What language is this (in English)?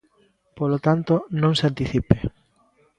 Galician